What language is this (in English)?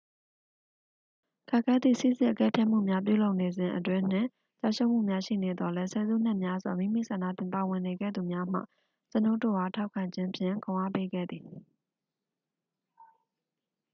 Burmese